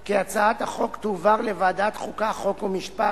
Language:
Hebrew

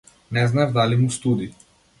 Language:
Macedonian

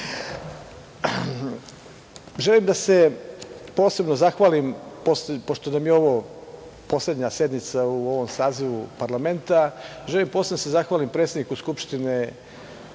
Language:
Serbian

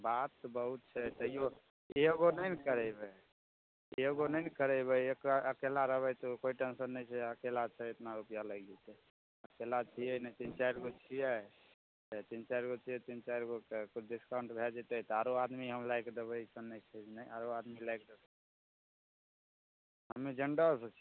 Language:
Maithili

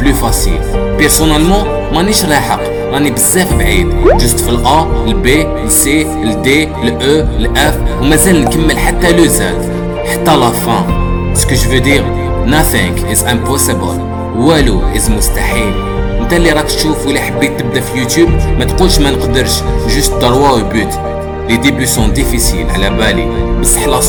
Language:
Arabic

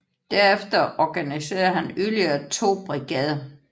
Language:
Danish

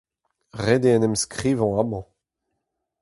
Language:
Breton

